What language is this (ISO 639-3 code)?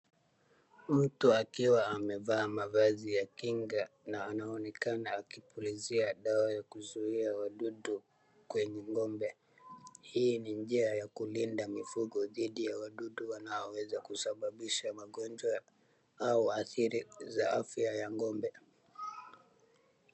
swa